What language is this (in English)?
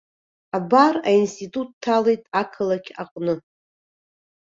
Abkhazian